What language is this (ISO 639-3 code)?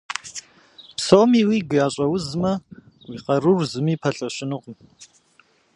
kbd